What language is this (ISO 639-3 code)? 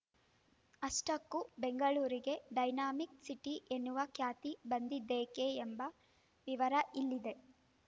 kan